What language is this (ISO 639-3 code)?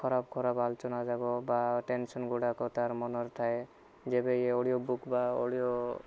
ori